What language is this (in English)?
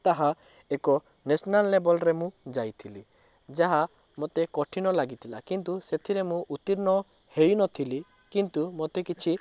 Odia